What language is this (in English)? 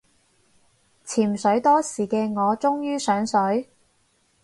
Cantonese